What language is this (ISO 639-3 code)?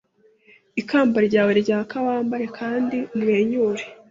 kin